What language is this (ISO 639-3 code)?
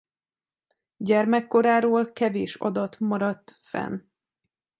hun